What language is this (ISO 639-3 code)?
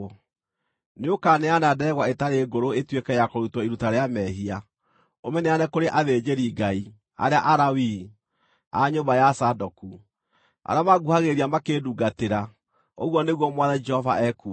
kik